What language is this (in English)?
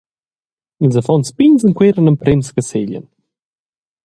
Romansh